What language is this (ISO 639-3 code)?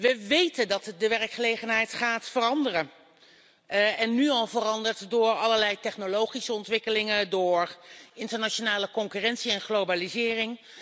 nld